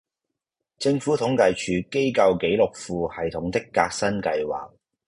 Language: Cantonese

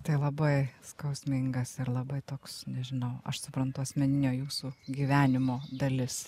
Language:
Lithuanian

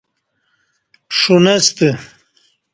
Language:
Kati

